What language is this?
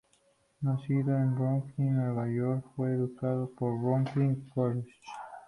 Spanish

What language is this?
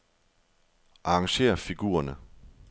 Danish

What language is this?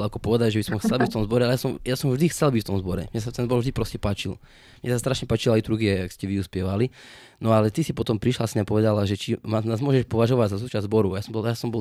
Slovak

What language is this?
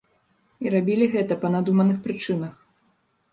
Belarusian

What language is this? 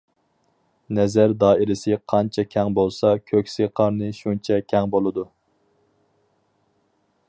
Uyghur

